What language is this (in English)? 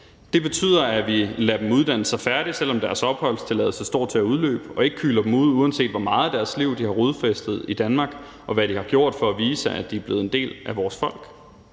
Danish